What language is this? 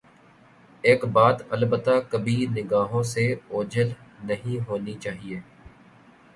Urdu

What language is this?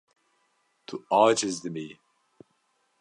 Kurdish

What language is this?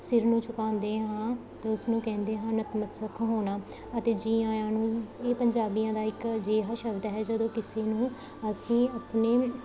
Punjabi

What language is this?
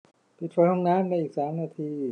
Thai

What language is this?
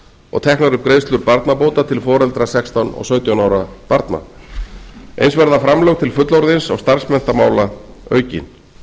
Icelandic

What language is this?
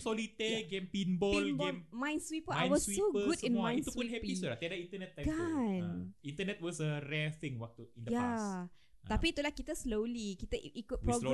Malay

